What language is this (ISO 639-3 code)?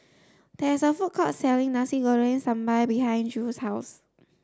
eng